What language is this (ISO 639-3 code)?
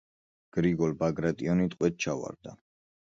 kat